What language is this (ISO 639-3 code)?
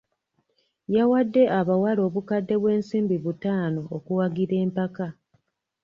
lug